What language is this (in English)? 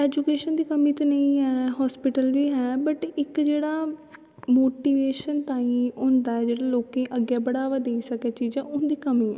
Dogri